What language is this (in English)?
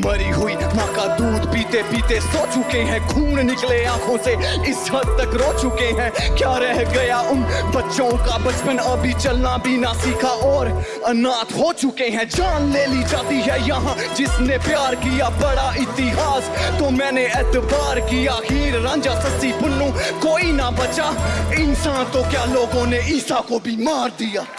Hindi